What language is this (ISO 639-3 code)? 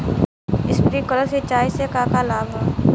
bho